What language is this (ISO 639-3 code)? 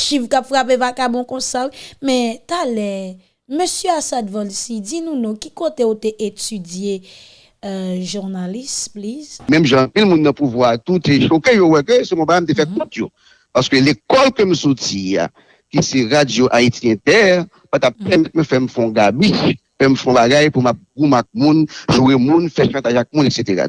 fra